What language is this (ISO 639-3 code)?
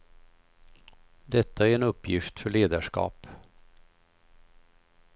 swe